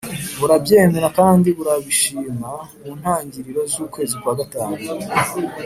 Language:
Kinyarwanda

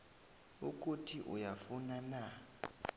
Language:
South Ndebele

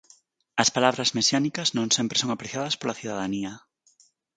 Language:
Galician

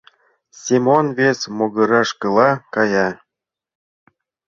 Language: Mari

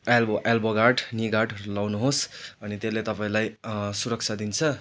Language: Nepali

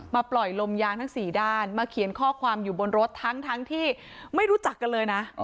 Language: Thai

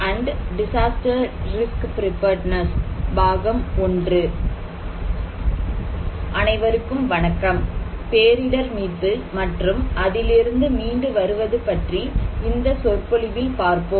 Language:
Tamil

